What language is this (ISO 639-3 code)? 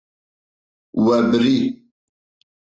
kur